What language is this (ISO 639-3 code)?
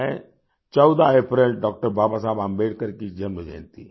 hin